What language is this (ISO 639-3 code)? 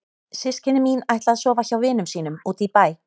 isl